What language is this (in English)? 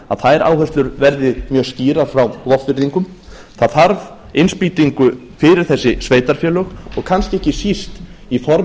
Icelandic